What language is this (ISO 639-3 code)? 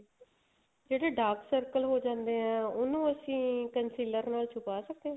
pan